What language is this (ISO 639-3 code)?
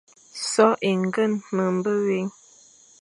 fan